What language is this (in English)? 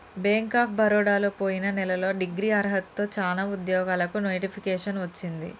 Telugu